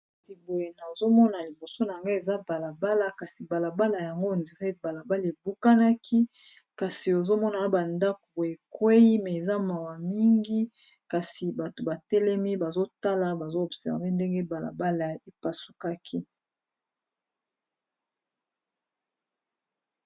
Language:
Lingala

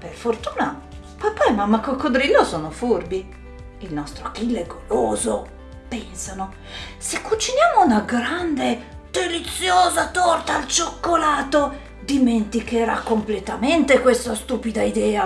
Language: Italian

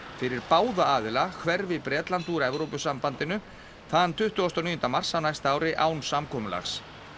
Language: Icelandic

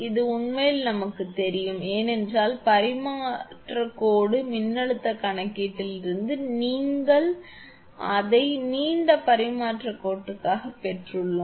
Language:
Tamil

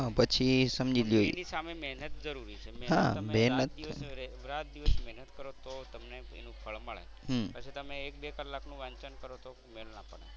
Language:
Gujarati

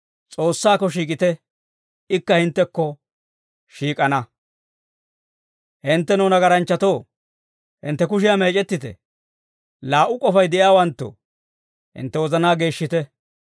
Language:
Dawro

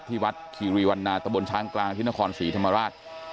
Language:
Thai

